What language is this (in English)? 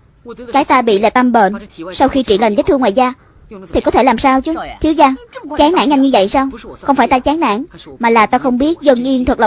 Vietnamese